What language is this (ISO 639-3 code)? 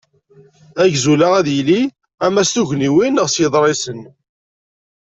kab